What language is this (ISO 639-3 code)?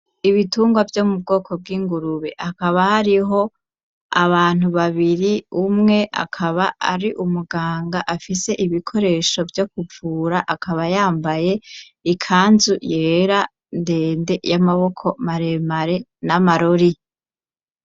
run